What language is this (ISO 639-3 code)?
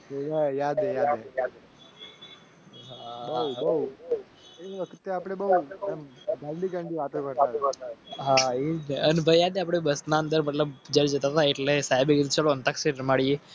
guj